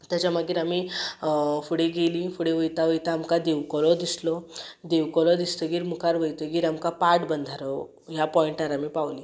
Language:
Konkani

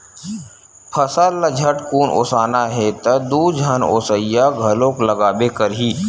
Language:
Chhattisgarhi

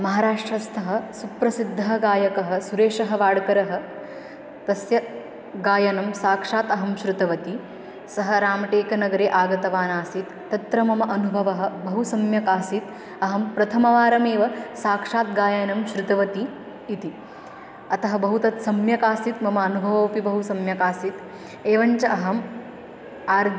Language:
Sanskrit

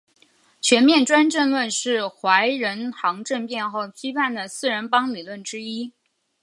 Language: Chinese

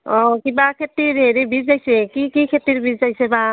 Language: Assamese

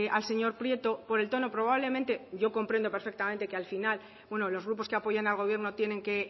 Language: Spanish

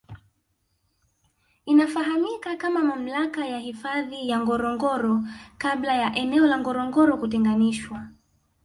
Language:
Swahili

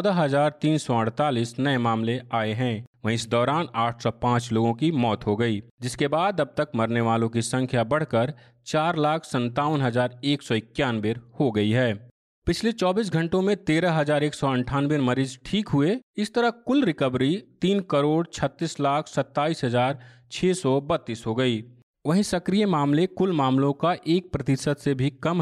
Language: Hindi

